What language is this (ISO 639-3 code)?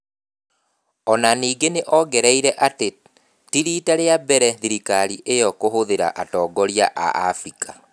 kik